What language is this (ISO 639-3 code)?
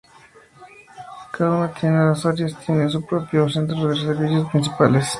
spa